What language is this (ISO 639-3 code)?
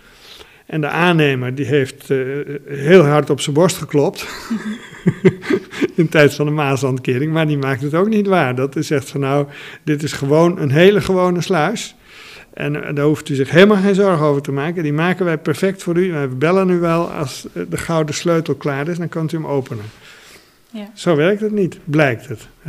nld